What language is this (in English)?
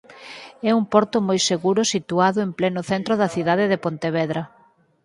Galician